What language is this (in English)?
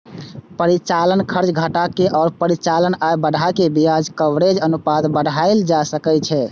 Maithili